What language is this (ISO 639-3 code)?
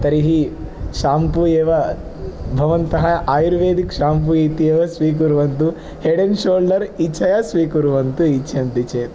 san